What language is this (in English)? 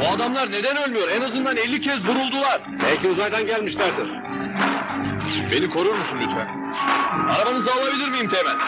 Turkish